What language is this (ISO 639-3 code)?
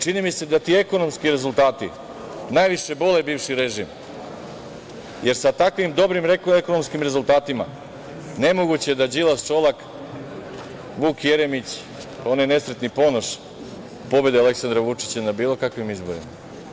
srp